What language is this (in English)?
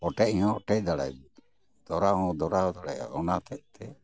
Santali